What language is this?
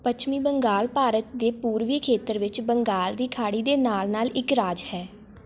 Punjabi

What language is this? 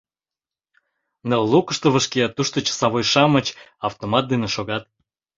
Mari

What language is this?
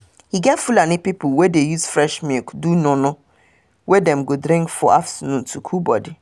Nigerian Pidgin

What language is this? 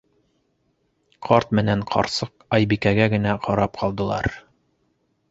Bashkir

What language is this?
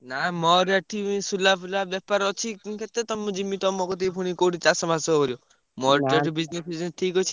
Odia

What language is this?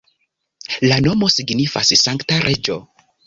Esperanto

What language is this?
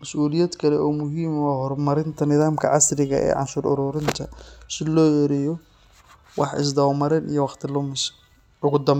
Somali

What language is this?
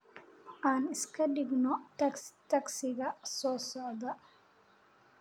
Somali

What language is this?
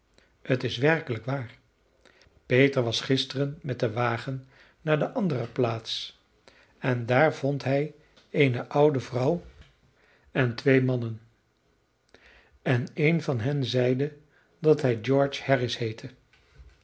Dutch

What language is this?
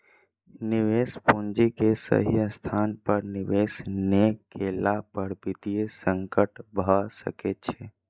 Maithili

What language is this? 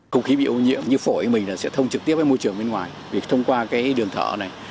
Vietnamese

